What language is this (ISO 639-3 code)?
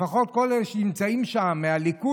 heb